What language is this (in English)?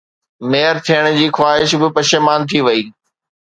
Sindhi